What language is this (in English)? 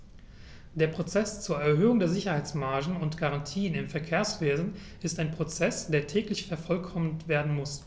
German